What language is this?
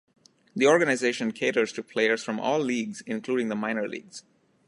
English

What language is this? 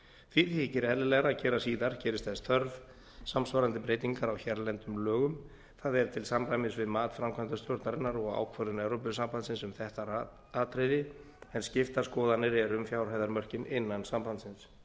Icelandic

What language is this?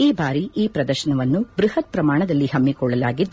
Kannada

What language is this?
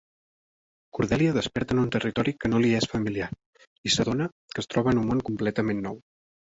Catalan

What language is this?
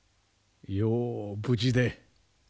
Japanese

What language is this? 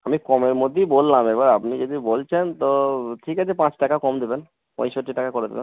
Bangla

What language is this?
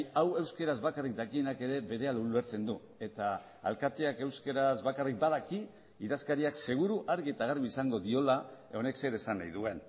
Basque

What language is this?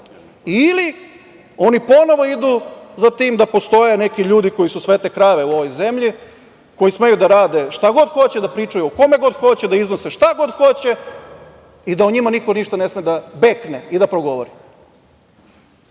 Serbian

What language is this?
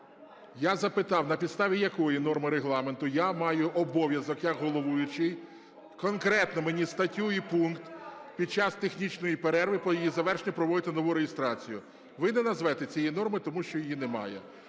Ukrainian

